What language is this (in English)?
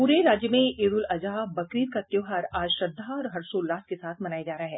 Hindi